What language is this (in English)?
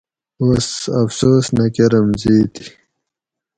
Gawri